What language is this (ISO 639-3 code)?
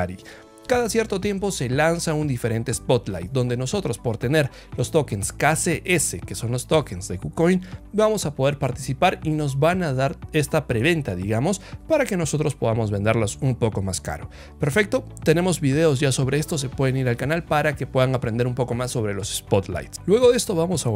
spa